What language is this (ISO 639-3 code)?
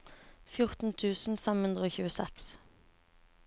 nor